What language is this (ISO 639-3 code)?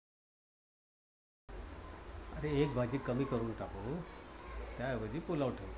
mar